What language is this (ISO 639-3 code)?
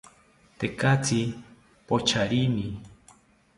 cpy